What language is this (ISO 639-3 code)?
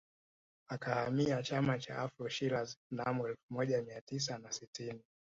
swa